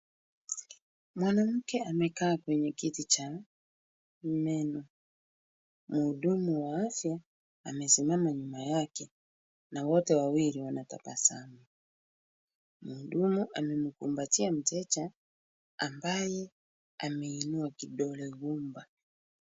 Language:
Swahili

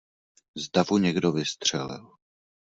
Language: Czech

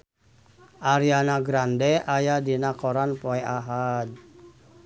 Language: Sundanese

